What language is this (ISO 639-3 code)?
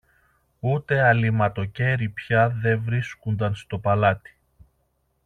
ell